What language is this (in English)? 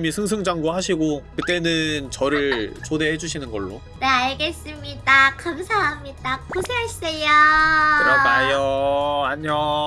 Korean